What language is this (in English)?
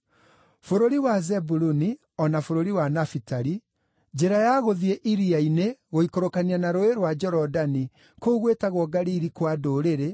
Kikuyu